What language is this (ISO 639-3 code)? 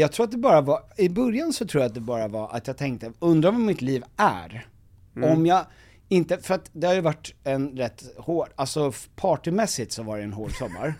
swe